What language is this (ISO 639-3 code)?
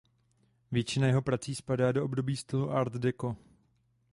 ces